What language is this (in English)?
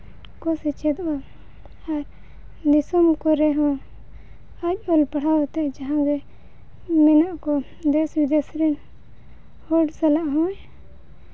Santali